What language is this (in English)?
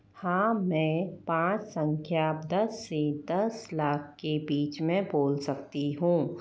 Hindi